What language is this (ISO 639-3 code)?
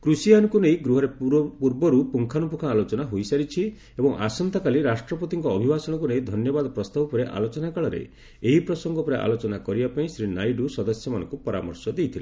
ori